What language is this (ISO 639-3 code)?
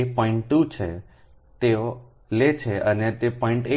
guj